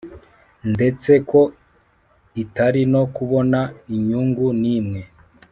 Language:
Kinyarwanda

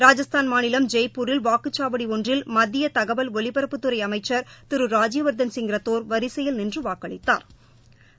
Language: Tamil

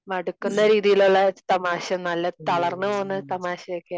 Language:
Malayalam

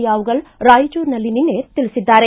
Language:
Kannada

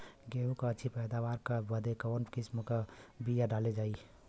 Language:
Bhojpuri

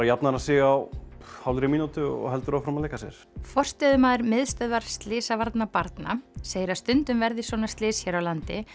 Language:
Icelandic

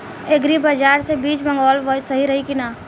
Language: Bhojpuri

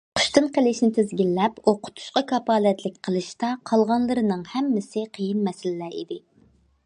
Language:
Uyghur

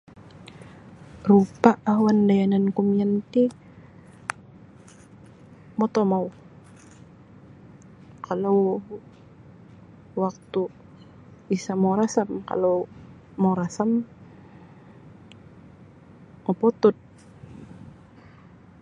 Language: Sabah Bisaya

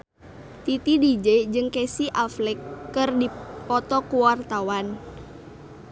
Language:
Sundanese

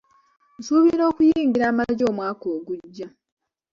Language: Ganda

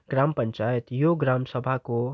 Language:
Nepali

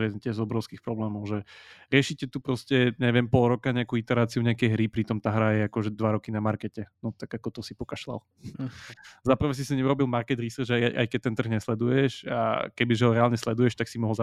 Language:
Slovak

